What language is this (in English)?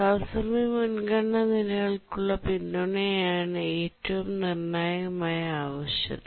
Malayalam